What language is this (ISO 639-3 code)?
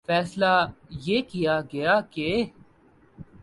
urd